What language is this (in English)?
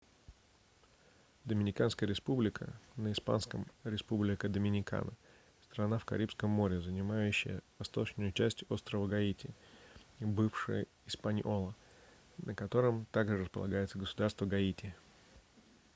Russian